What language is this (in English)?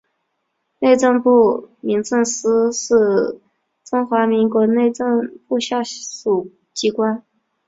Chinese